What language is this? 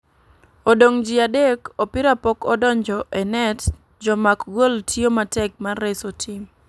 Luo (Kenya and Tanzania)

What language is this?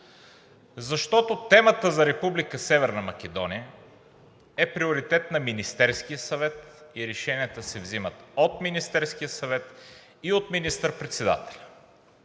Bulgarian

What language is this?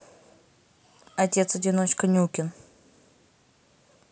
Russian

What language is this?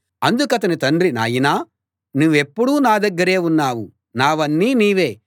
Telugu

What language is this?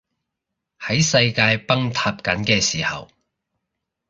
Cantonese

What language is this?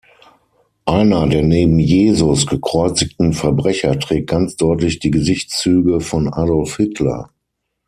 German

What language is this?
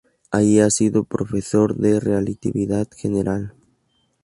Spanish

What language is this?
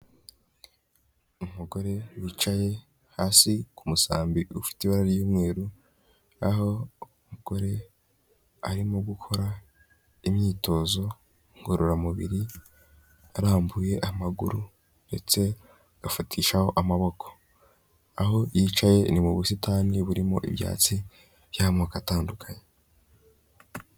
Kinyarwanda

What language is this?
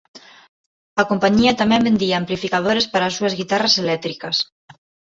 Galician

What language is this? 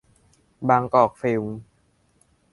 Thai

